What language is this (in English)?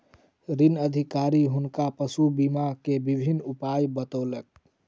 Maithili